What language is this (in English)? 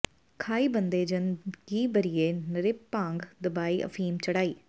Punjabi